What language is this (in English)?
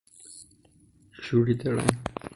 Persian